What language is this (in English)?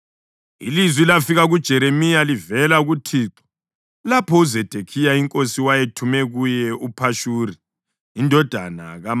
North Ndebele